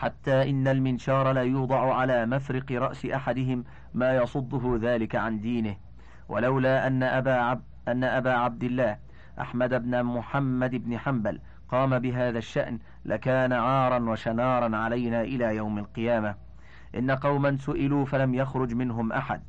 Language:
Arabic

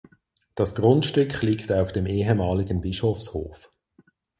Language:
German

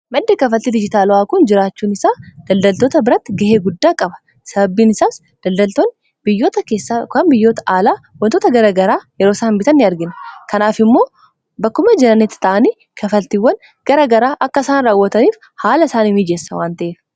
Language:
Oromo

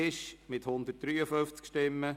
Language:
Swiss German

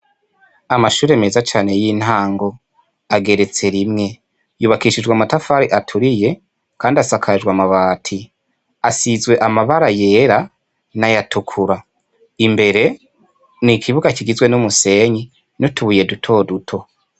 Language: Rundi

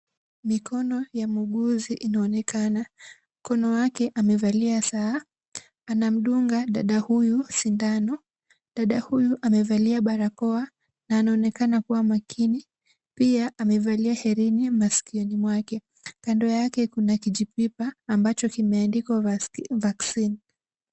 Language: Swahili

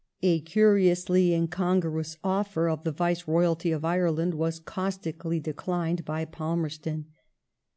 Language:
English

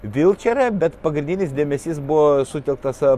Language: Lithuanian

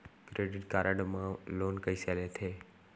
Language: Chhattisgarhi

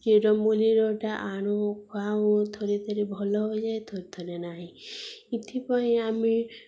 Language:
Odia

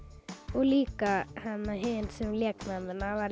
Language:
Icelandic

